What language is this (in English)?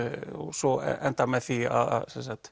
Icelandic